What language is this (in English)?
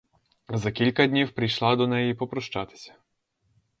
Ukrainian